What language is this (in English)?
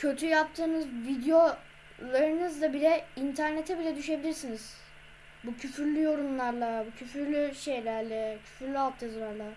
Turkish